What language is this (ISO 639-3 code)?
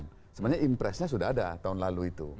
ind